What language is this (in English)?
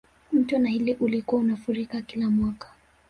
Swahili